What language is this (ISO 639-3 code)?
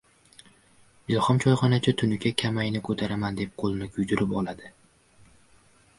uzb